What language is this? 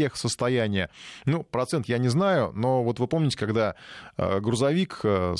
Russian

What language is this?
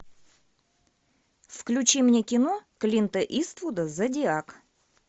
Russian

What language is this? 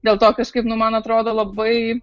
Lithuanian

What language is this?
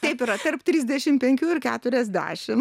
Lithuanian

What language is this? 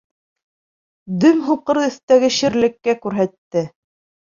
Bashkir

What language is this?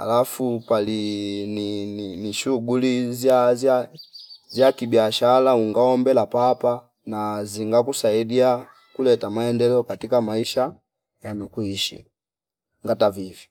Fipa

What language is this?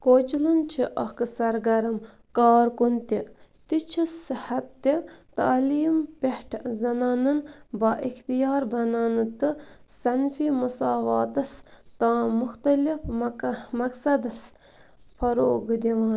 Kashmiri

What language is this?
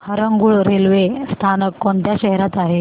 Marathi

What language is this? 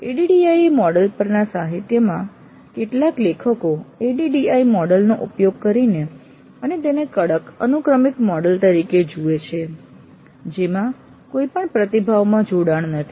Gujarati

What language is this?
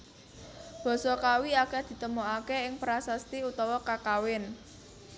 Javanese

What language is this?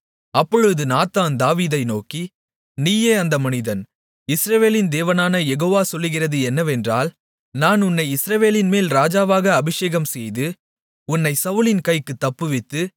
Tamil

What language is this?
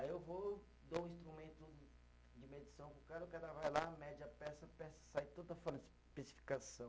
Portuguese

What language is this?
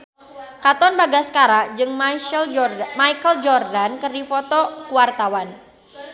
Sundanese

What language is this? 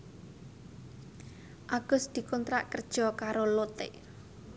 Javanese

